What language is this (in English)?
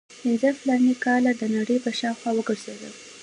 Pashto